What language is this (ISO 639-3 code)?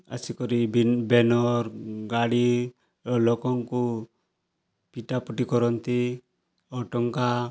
ori